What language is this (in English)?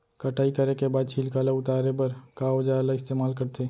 Chhattisgarhi